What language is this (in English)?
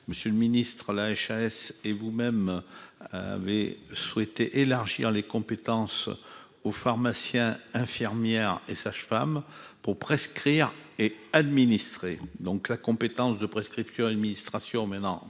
French